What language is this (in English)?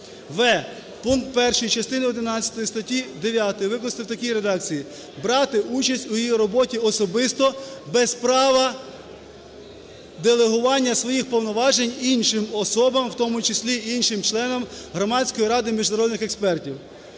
Ukrainian